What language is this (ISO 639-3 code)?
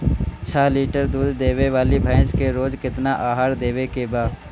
bho